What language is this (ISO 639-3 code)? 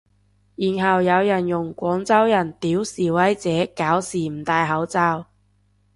yue